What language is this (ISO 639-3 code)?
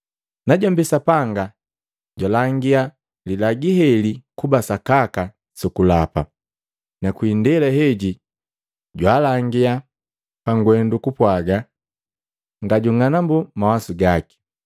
mgv